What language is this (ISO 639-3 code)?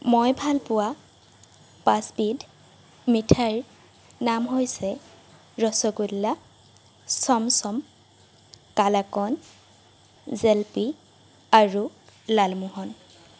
asm